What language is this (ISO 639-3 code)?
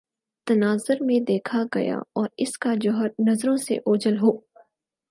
urd